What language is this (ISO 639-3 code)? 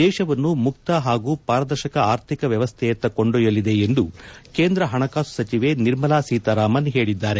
kan